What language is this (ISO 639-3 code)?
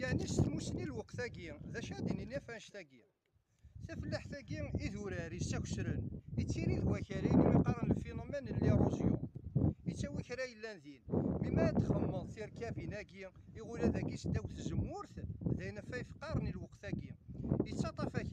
ara